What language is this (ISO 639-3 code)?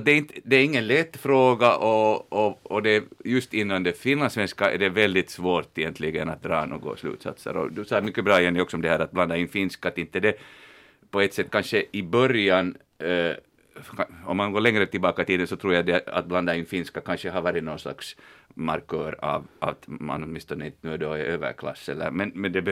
swe